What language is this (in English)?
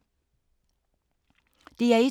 Danish